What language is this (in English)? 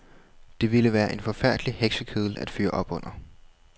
Danish